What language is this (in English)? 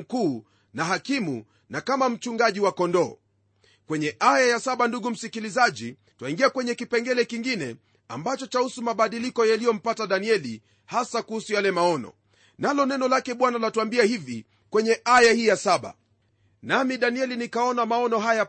Swahili